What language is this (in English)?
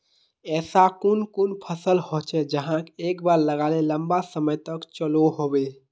Magahi